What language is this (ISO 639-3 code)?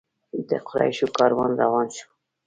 pus